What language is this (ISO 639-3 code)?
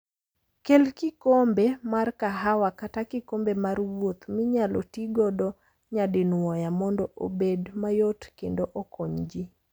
luo